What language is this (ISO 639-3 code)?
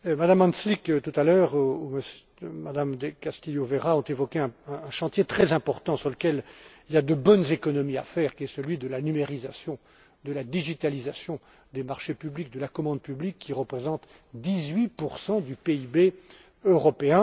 fra